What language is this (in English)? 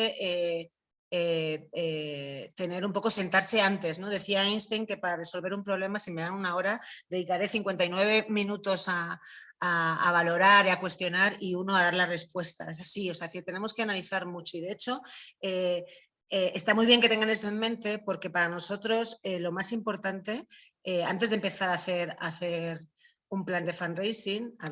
Spanish